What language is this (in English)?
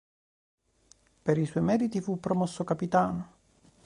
Italian